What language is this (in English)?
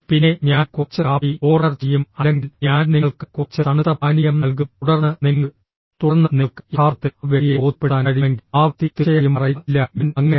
Malayalam